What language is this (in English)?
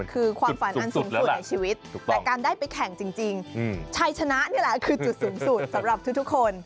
Thai